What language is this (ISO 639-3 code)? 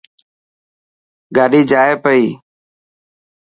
mki